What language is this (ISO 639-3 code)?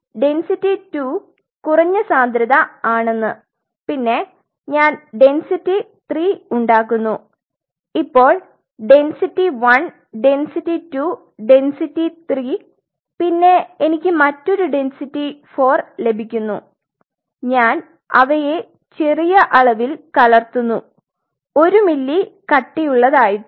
mal